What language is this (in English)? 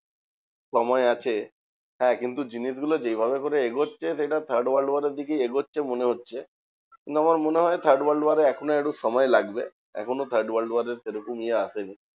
Bangla